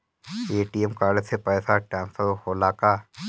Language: Bhojpuri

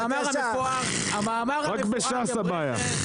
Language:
Hebrew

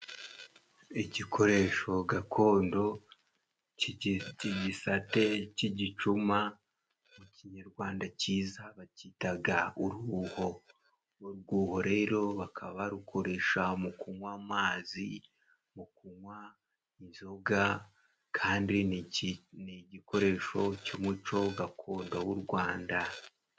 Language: Kinyarwanda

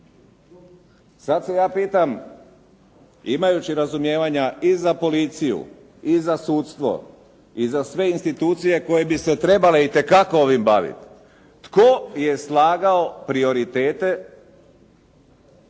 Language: Croatian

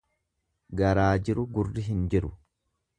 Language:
Oromo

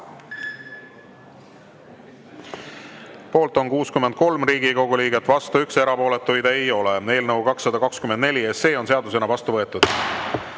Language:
Estonian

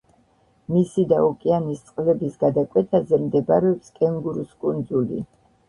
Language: Georgian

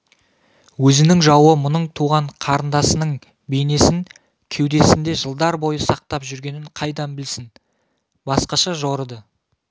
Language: Kazakh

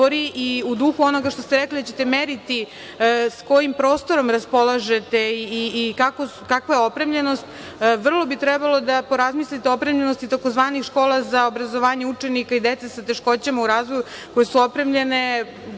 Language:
Serbian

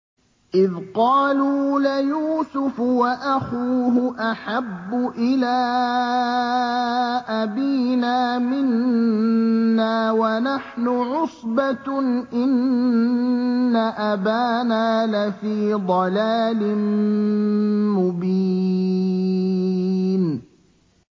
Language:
Arabic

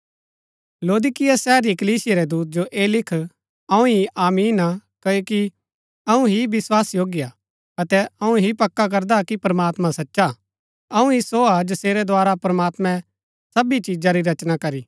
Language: Gaddi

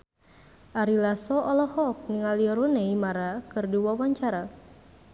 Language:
Sundanese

